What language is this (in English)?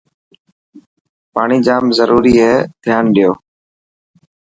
Dhatki